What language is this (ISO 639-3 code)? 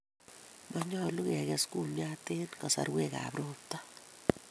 kln